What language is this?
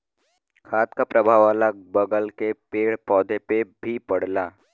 Bhojpuri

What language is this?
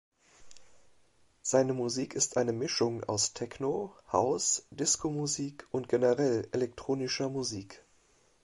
German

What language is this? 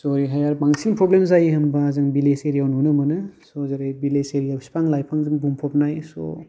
Bodo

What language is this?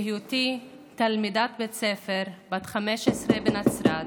Hebrew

